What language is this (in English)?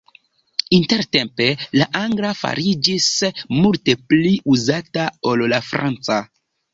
Esperanto